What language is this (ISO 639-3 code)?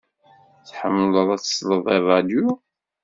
kab